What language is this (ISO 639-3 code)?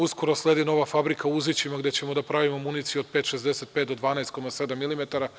srp